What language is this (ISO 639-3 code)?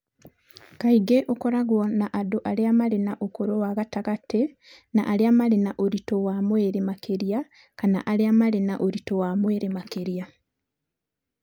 kik